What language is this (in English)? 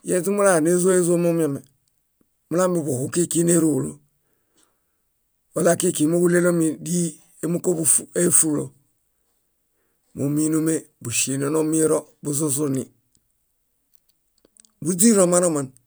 Bayot